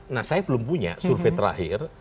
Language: Indonesian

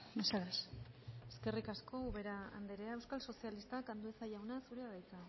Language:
Basque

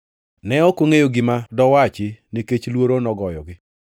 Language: Luo (Kenya and Tanzania)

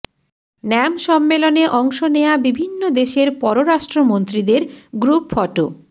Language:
Bangla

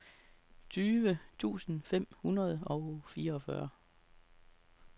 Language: Danish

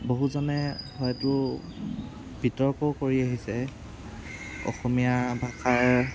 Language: Assamese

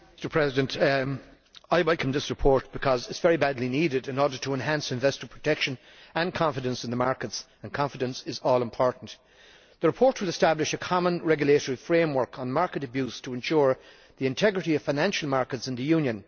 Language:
English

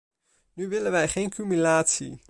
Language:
Dutch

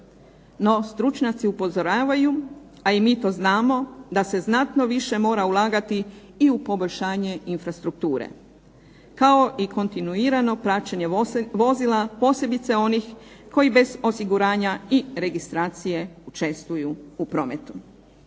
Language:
Croatian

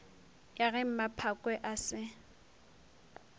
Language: Northern Sotho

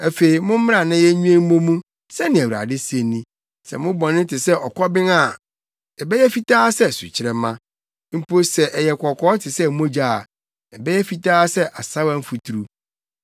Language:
Akan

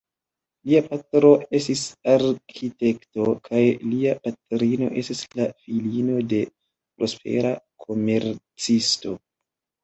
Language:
Esperanto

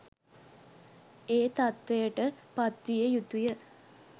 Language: Sinhala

